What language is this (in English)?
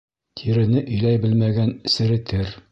Bashkir